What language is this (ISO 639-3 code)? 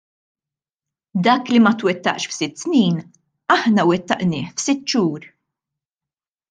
mlt